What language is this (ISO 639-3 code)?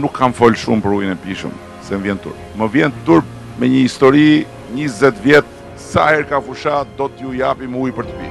ron